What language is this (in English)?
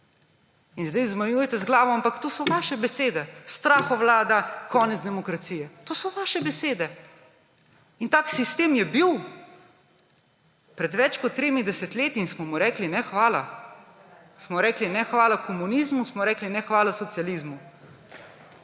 Slovenian